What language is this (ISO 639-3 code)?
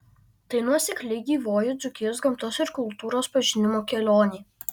lit